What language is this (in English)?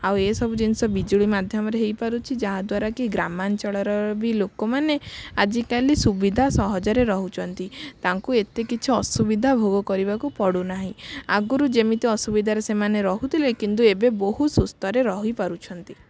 Odia